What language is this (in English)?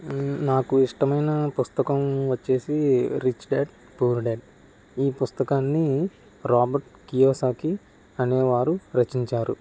Telugu